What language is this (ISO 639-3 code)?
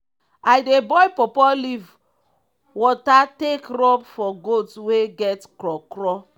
pcm